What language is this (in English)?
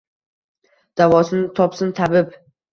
Uzbek